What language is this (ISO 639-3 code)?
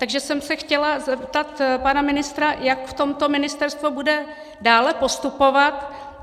ces